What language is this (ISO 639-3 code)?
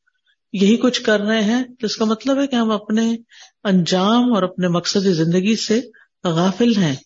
urd